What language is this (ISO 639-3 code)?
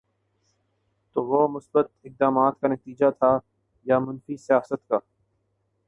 urd